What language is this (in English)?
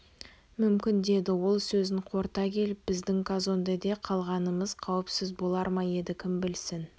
Kazakh